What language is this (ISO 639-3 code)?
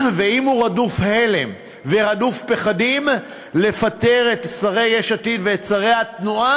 heb